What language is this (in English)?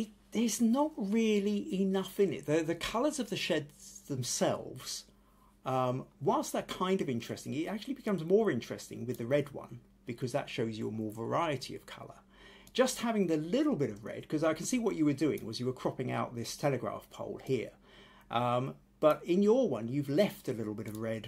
English